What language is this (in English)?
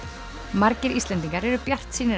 Icelandic